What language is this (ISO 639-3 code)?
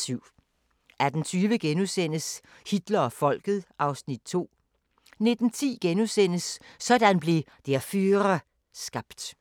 dan